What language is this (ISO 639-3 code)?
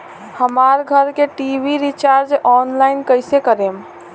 bho